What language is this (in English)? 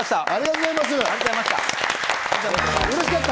Japanese